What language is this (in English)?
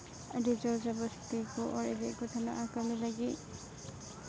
Santali